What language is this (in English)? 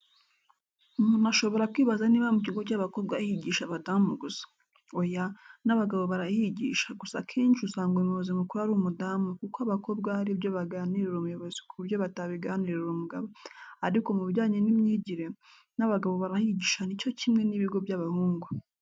Kinyarwanda